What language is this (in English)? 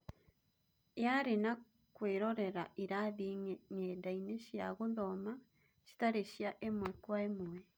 Kikuyu